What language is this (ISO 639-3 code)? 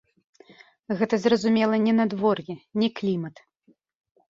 bel